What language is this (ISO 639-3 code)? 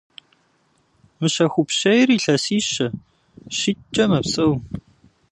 kbd